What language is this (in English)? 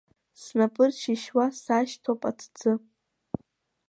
Abkhazian